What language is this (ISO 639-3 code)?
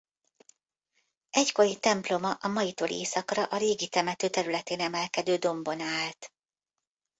hun